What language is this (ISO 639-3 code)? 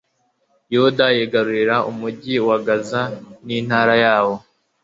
kin